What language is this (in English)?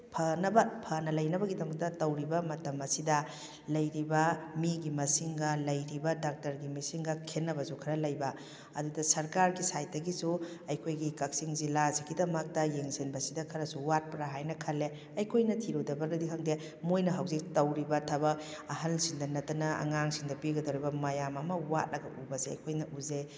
Manipuri